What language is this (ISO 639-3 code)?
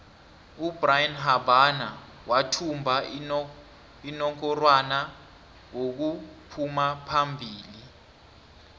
nbl